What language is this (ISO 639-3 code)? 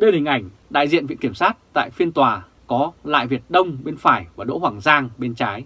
vie